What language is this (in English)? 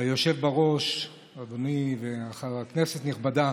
Hebrew